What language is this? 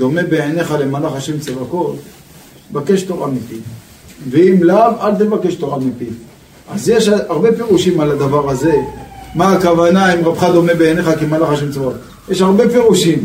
Hebrew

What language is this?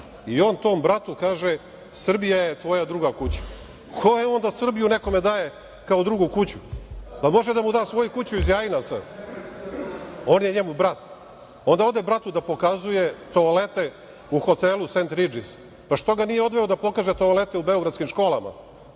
Serbian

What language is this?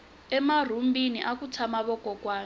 Tsonga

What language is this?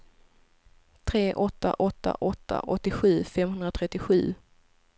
Swedish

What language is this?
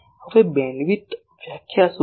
Gujarati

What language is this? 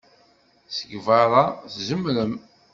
Kabyle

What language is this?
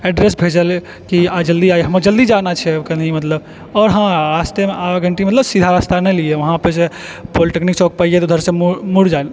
Maithili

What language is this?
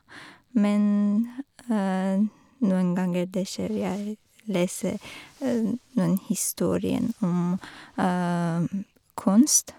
Norwegian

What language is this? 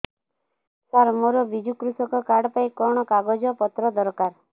Odia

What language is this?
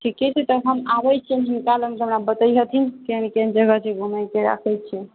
Maithili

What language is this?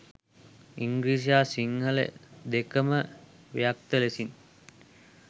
Sinhala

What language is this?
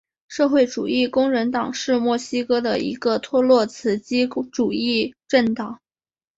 Chinese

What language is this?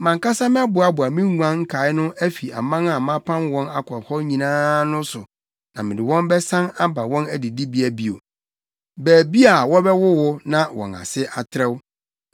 Akan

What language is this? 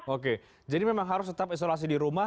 Indonesian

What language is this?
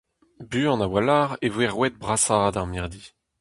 Breton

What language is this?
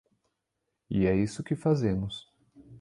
Portuguese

